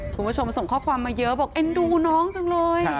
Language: Thai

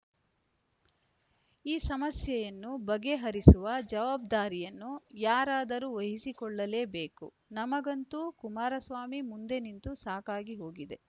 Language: Kannada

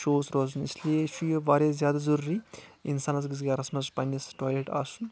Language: Kashmiri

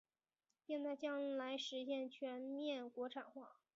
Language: Chinese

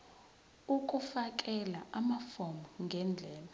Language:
Zulu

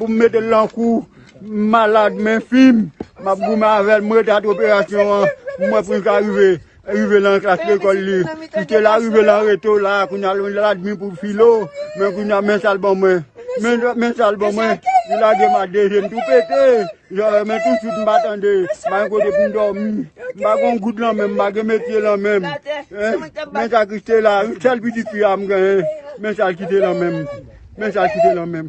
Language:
French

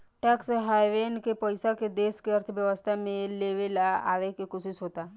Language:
Bhojpuri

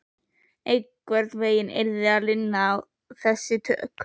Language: Icelandic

